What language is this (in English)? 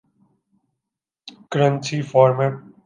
Urdu